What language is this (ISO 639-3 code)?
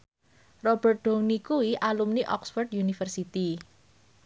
jav